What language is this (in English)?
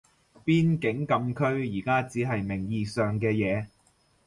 Cantonese